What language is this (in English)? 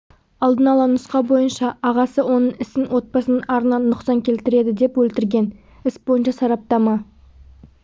Kazakh